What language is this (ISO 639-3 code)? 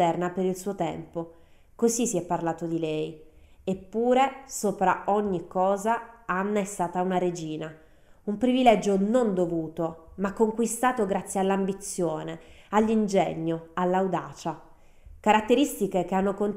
ita